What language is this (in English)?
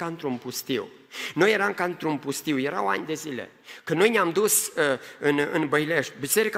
Romanian